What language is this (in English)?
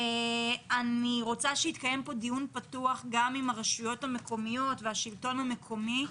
Hebrew